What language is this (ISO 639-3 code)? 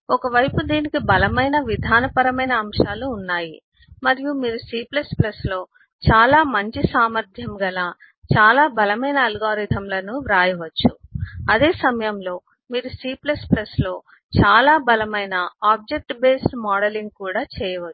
tel